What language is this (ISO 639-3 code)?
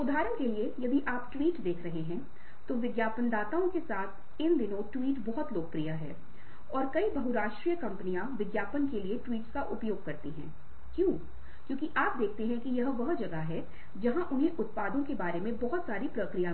hin